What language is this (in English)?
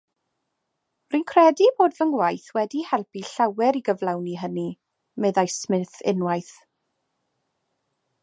Welsh